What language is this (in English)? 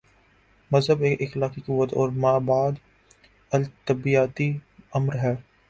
Urdu